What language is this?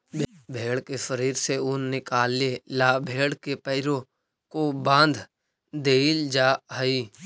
Magahi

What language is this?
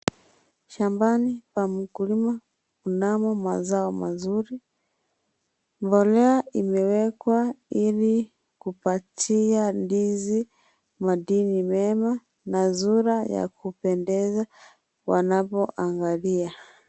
Swahili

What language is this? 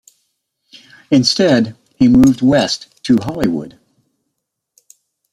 English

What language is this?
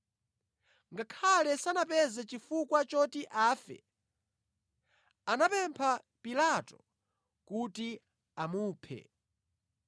Nyanja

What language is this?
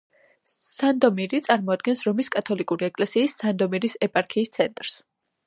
Georgian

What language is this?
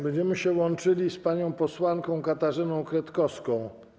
Polish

